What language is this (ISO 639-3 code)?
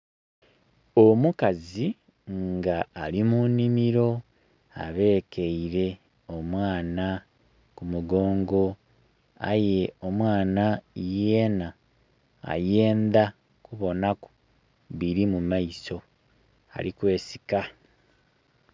xog